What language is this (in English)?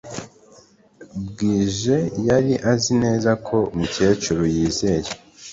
Kinyarwanda